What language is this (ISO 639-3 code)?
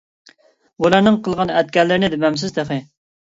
uig